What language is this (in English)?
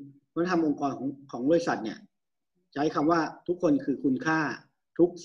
Thai